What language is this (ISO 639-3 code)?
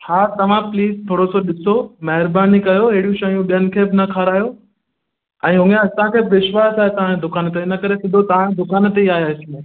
snd